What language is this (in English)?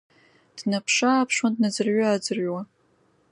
Abkhazian